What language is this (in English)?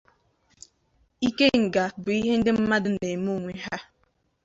Igbo